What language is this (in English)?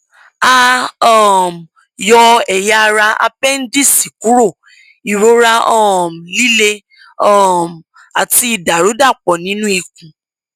Yoruba